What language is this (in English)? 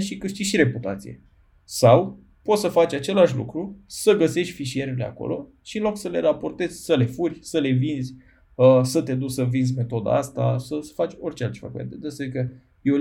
Romanian